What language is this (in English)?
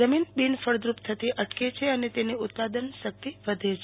Gujarati